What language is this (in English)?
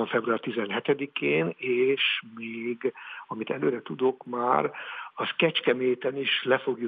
Hungarian